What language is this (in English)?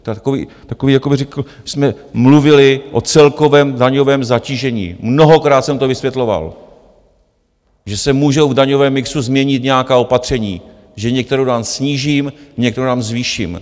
Czech